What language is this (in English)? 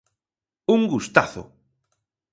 Galician